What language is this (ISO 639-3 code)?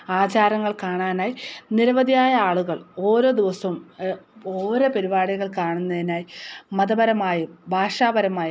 mal